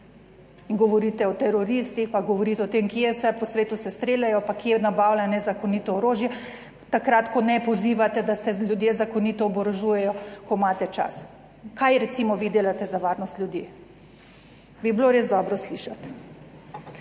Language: Slovenian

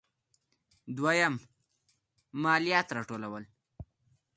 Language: Pashto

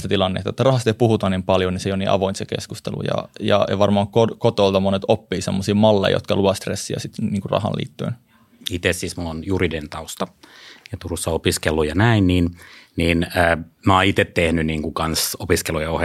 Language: Finnish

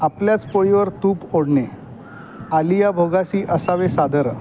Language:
Marathi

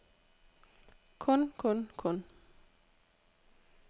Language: Danish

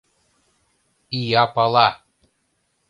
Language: Mari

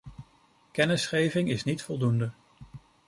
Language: Dutch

